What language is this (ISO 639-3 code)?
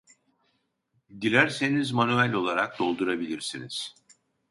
tur